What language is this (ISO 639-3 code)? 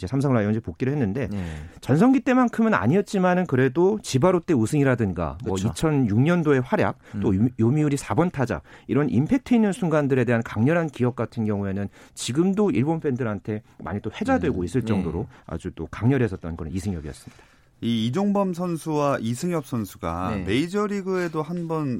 kor